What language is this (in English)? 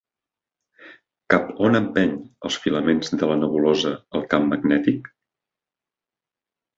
Catalan